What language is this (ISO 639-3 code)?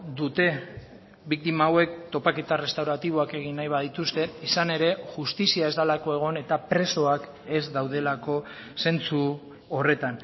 eus